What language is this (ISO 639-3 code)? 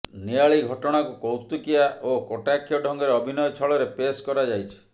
ori